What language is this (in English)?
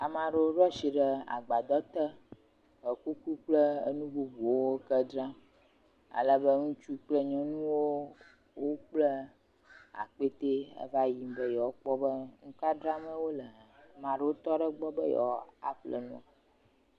Ewe